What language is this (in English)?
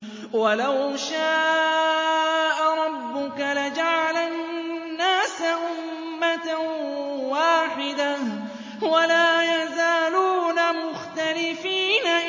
Arabic